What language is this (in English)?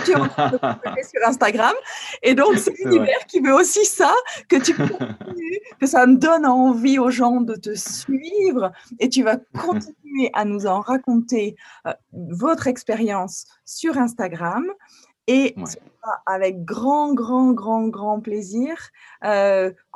French